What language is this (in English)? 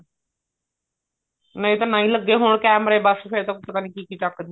Punjabi